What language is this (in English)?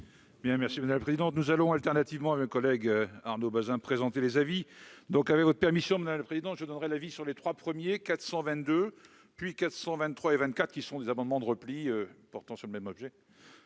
French